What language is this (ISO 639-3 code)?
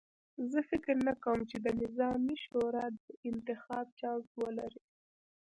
pus